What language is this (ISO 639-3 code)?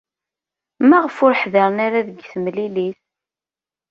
kab